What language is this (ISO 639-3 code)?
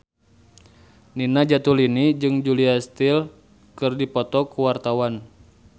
sun